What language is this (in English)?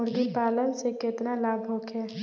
Bhojpuri